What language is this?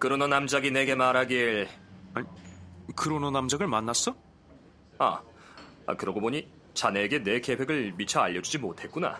Korean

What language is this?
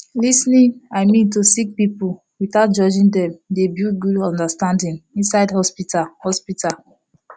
Nigerian Pidgin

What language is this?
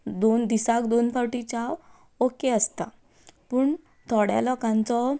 Konkani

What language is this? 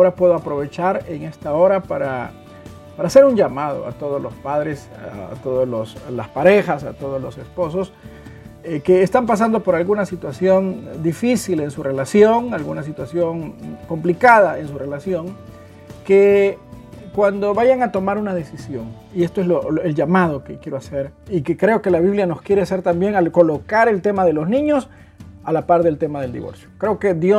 Spanish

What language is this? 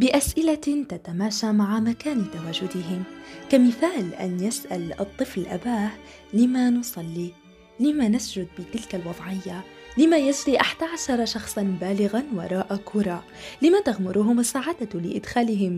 Arabic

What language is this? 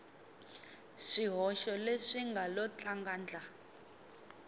Tsonga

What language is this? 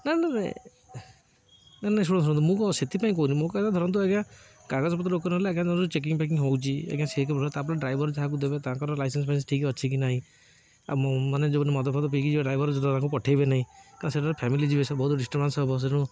Odia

